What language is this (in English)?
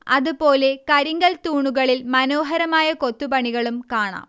Malayalam